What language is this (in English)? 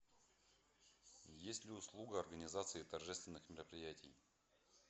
Russian